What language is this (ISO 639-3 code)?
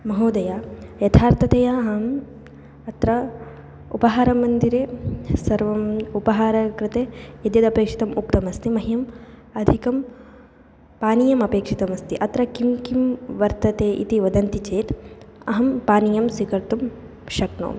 san